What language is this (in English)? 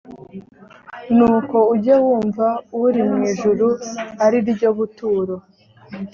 Kinyarwanda